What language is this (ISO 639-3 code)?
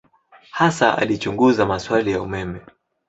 swa